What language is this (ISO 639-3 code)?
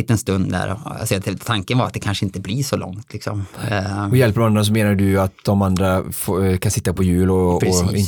swe